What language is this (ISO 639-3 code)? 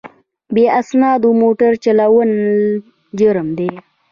pus